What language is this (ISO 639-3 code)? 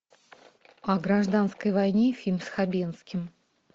rus